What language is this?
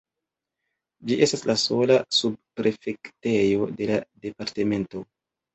Esperanto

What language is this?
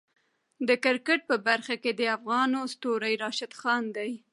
Pashto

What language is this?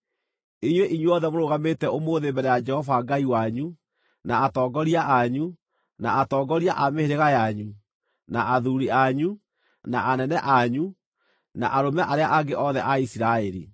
Kikuyu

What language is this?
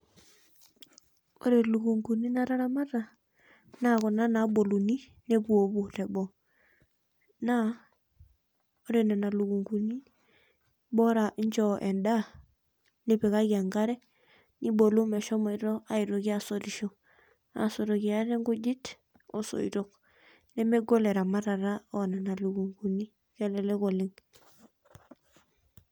Masai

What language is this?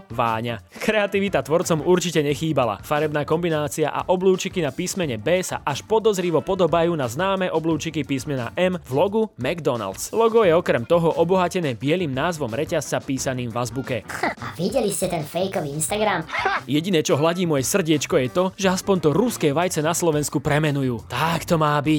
Slovak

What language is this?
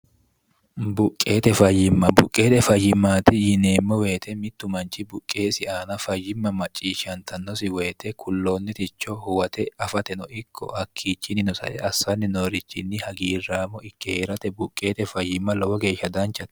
Sidamo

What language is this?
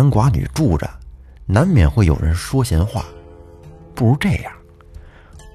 Chinese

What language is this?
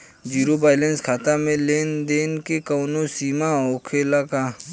Bhojpuri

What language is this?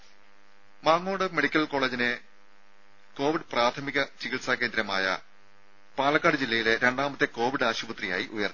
Malayalam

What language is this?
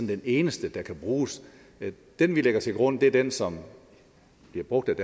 Danish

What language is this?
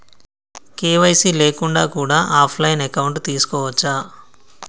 Telugu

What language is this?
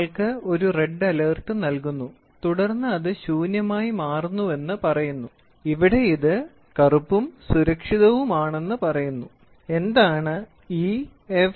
Malayalam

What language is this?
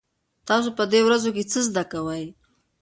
Pashto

